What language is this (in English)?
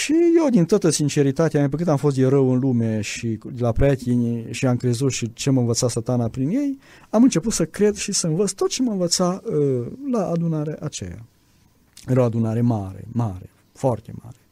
Romanian